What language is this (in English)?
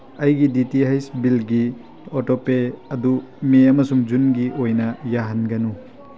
Manipuri